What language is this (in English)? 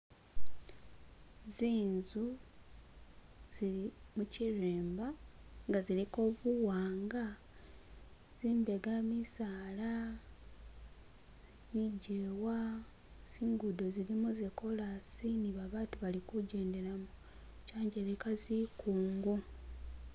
Masaaba